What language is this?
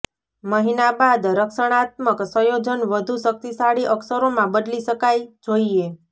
Gujarati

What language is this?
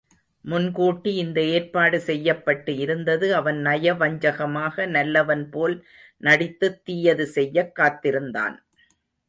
Tamil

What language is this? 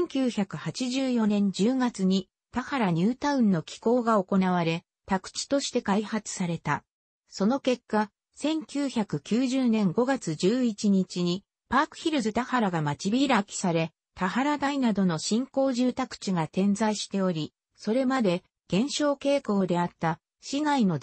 Japanese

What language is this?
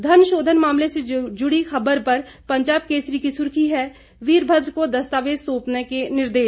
Hindi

